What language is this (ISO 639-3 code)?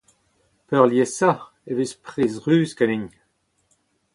bre